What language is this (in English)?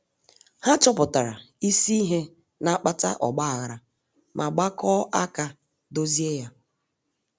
Igbo